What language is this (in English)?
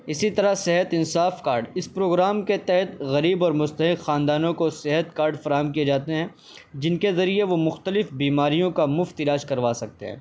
Urdu